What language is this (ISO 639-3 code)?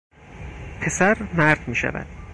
fas